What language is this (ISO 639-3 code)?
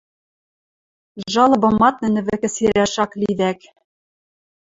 mrj